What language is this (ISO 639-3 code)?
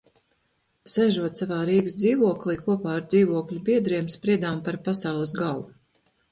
lav